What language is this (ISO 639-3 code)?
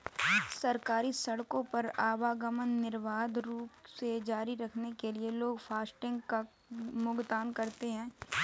hin